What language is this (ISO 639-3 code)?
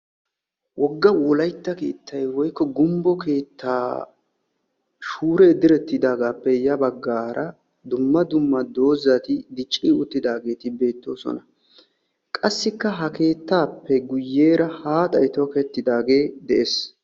wal